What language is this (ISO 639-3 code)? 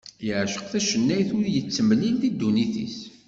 kab